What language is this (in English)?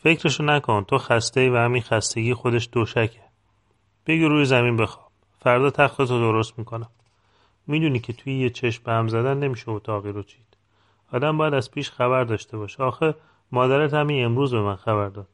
Persian